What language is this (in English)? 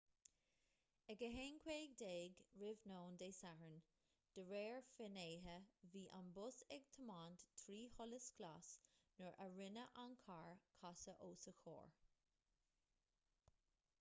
Irish